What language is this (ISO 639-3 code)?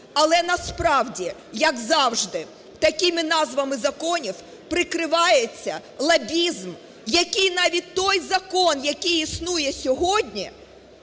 ukr